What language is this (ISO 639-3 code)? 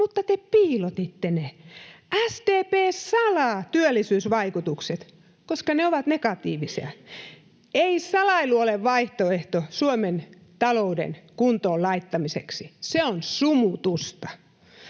fin